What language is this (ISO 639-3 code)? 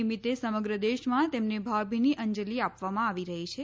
guj